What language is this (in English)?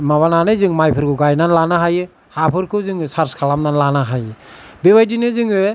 Bodo